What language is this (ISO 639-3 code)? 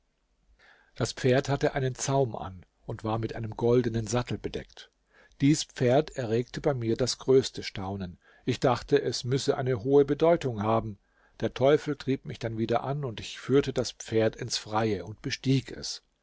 deu